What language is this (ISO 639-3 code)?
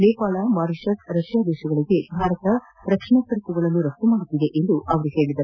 kan